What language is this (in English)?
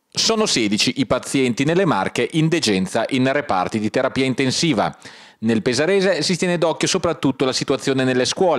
Italian